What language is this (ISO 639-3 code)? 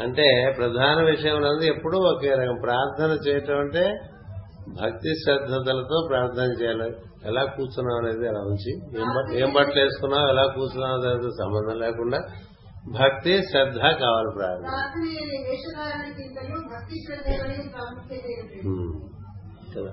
tel